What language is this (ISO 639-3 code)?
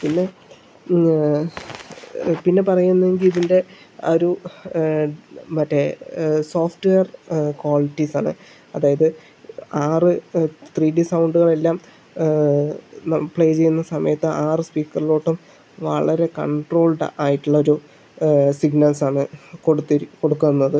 mal